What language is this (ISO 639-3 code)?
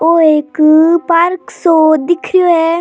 raj